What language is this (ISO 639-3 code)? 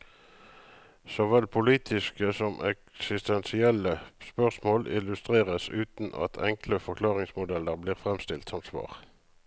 nor